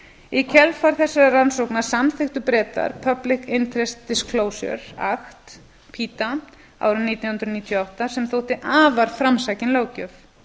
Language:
Icelandic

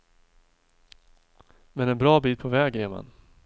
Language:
Swedish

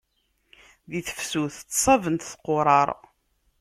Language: Kabyle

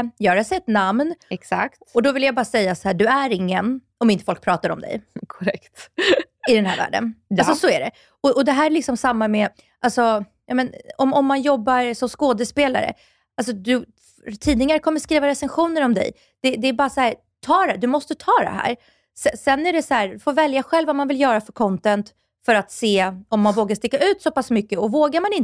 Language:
Swedish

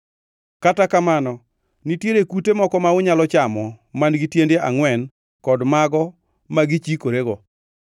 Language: Luo (Kenya and Tanzania)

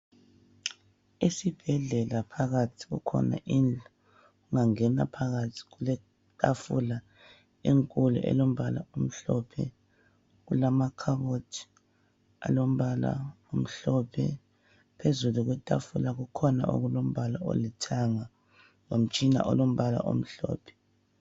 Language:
North Ndebele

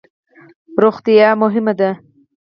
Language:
Pashto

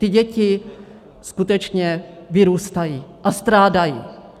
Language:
Czech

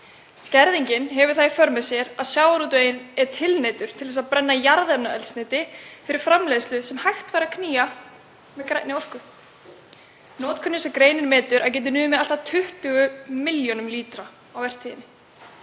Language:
Icelandic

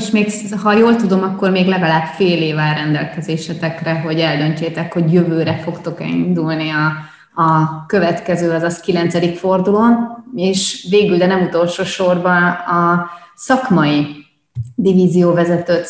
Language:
Hungarian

